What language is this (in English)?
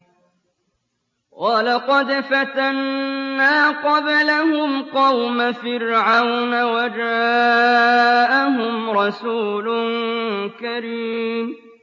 Arabic